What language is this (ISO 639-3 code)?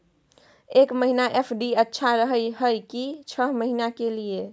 mai